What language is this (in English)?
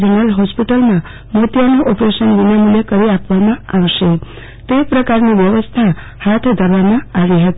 Gujarati